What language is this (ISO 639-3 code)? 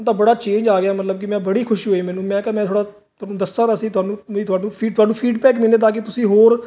pan